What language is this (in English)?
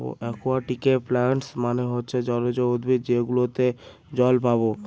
Bangla